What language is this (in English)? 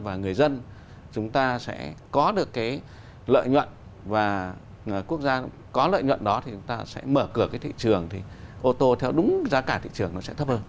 Vietnamese